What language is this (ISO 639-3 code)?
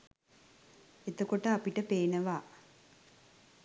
sin